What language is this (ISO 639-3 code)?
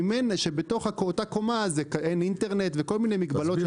heb